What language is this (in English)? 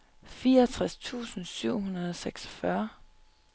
Danish